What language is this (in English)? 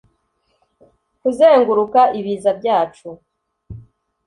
Kinyarwanda